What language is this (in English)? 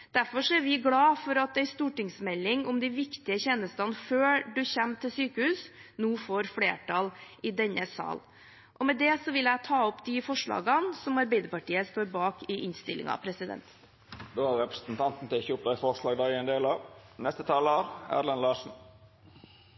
Norwegian